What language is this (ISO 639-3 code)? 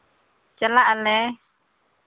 sat